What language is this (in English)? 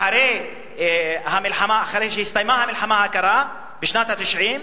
Hebrew